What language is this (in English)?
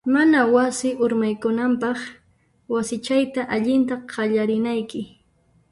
Puno Quechua